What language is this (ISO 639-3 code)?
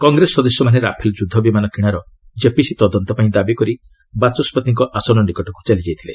ori